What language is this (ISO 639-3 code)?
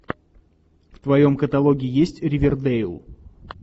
rus